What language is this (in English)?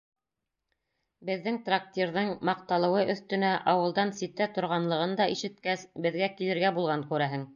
Bashkir